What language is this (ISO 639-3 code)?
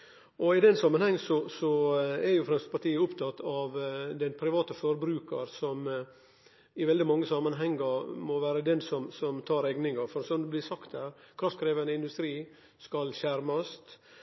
nno